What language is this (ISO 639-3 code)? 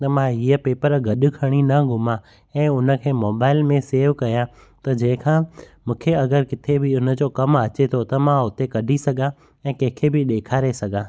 snd